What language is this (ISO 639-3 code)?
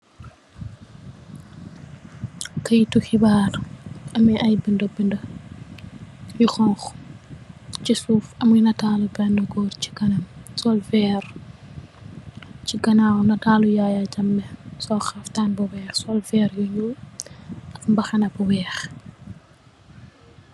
wol